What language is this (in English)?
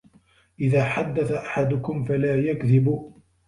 Arabic